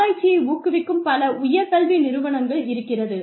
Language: Tamil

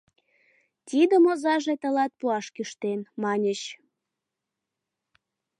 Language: Mari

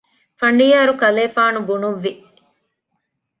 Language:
Divehi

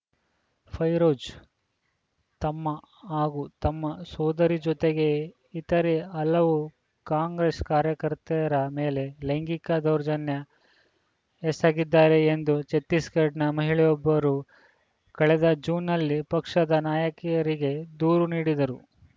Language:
Kannada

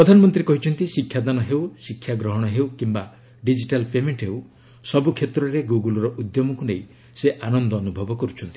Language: Odia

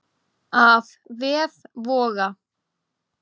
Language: Icelandic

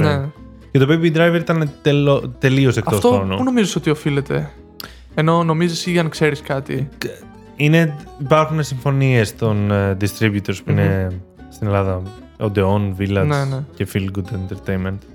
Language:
Greek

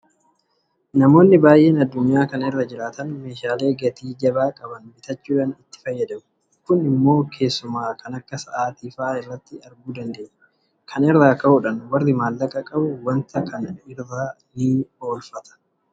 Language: Oromo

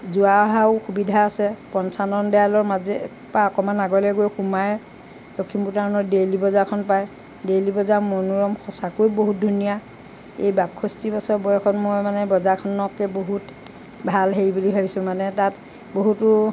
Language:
Assamese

